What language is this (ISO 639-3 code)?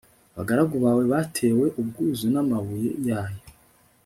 kin